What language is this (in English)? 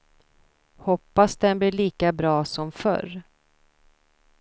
Swedish